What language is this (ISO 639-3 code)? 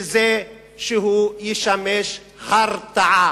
heb